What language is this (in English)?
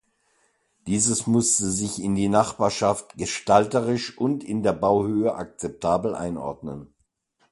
German